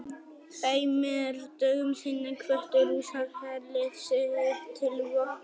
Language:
Icelandic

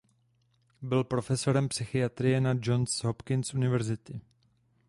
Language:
Czech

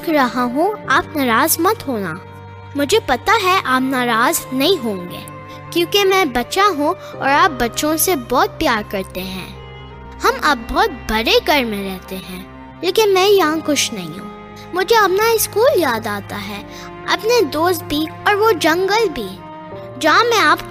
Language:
Urdu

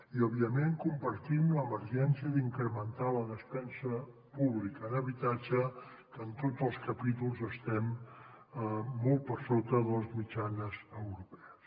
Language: Catalan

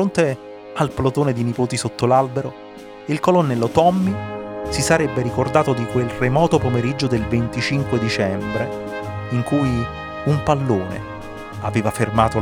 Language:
Italian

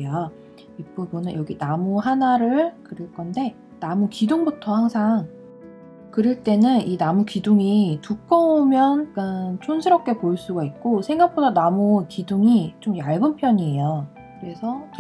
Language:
Korean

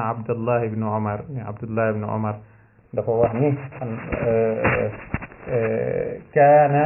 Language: Arabic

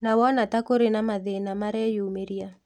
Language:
Kikuyu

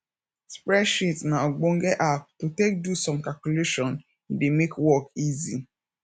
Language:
Nigerian Pidgin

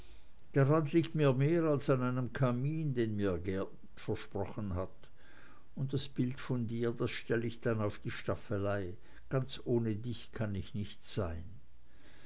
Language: German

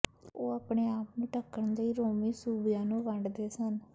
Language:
Punjabi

